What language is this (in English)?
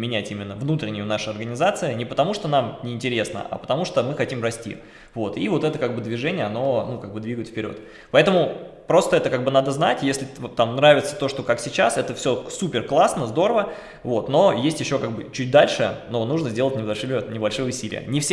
Russian